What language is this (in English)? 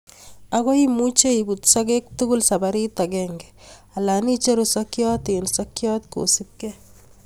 Kalenjin